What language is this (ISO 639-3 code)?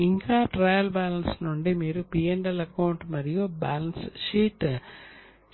tel